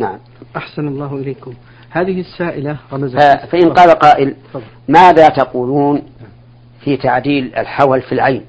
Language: Arabic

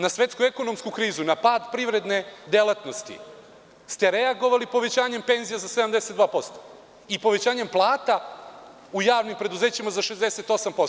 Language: Serbian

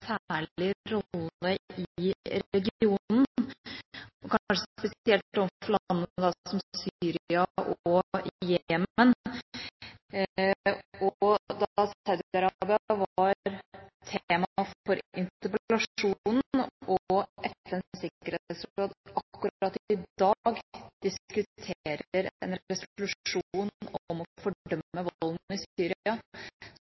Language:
Norwegian Bokmål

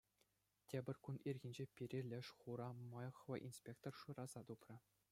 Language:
Chuvash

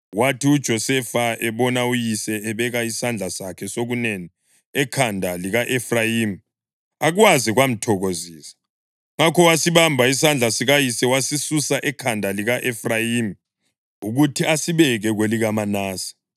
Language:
North Ndebele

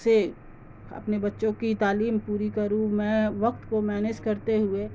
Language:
Urdu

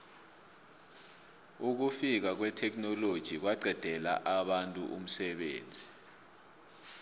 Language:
South Ndebele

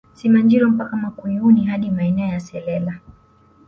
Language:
Swahili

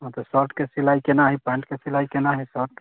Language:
Maithili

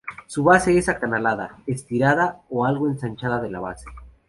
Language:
Spanish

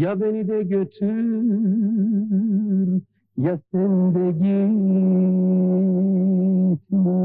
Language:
Turkish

